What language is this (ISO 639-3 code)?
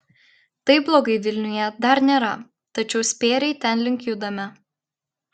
lit